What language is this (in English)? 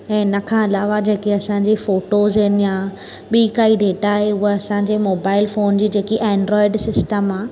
Sindhi